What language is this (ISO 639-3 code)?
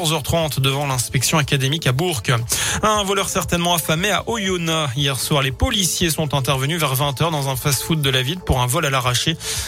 fra